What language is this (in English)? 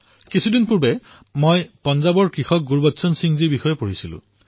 Assamese